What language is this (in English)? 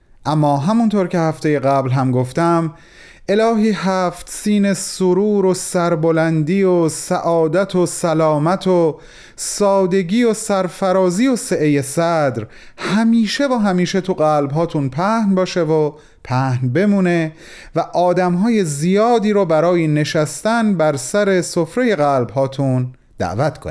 Persian